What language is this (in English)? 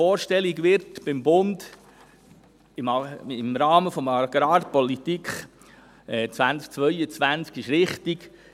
Swiss German